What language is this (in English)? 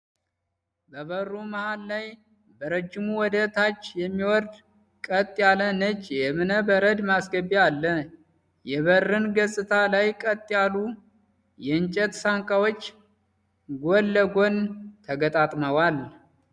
Amharic